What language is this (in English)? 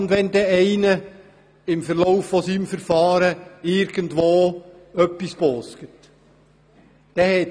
Swiss German